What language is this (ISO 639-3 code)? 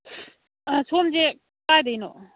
mni